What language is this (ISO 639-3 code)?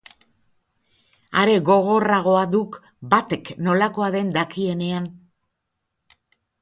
eus